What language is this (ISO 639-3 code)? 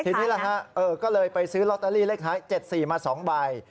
tha